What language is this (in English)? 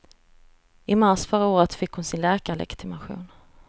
Swedish